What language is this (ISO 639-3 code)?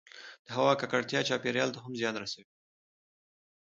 pus